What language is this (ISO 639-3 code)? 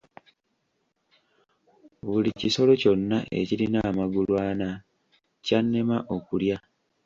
lug